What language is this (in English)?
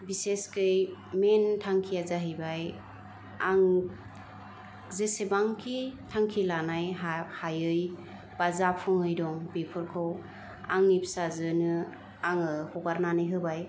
Bodo